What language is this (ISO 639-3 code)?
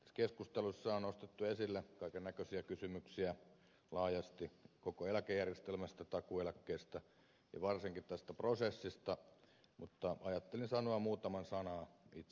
fin